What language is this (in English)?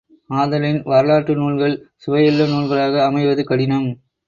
Tamil